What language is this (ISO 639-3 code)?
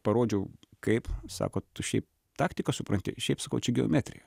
lit